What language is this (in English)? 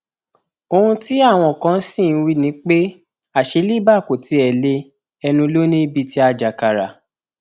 Yoruba